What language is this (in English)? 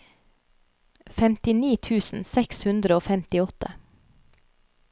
Norwegian